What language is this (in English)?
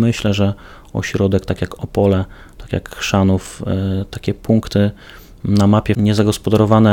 Polish